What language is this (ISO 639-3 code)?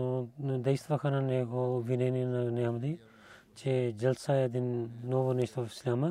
bul